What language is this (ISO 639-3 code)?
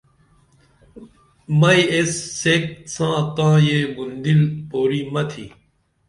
dml